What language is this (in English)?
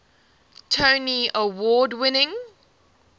English